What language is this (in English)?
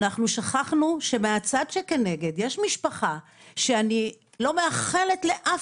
Hebrew